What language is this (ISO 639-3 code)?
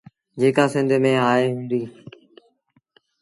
sbn